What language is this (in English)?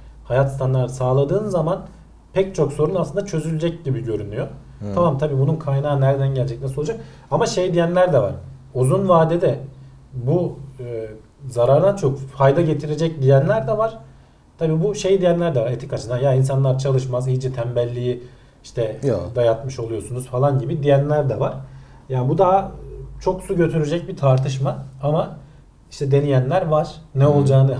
Turkish